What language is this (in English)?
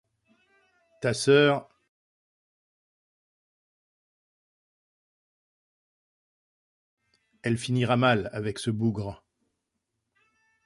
French